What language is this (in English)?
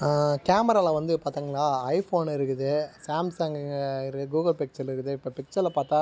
Tamil